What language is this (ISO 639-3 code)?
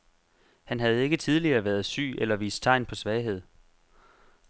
dan